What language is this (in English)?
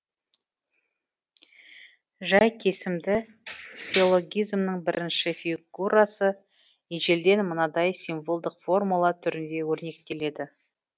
Kazakh